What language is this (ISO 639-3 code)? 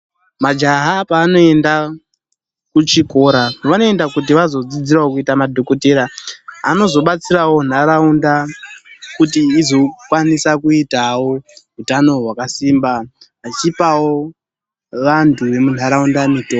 ndc